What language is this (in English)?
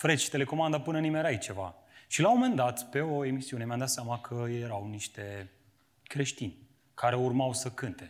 Romanian